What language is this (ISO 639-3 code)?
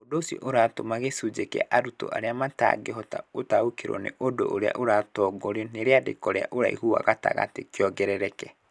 kik